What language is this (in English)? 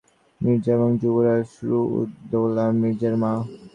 Bangla